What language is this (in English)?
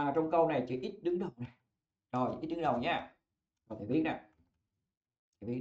Vietnamese